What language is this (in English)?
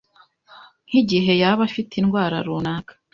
Kinyarwanda